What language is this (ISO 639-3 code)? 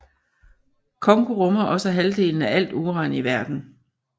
dan